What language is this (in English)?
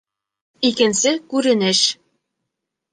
Bashkir